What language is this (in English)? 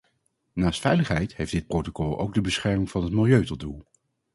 Dutch